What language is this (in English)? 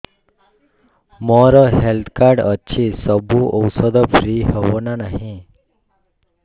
Odia